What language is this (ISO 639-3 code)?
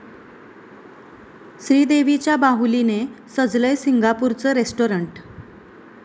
mar